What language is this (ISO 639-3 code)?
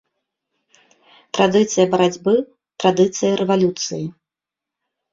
bel